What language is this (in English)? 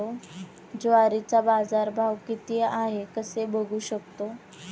Marathi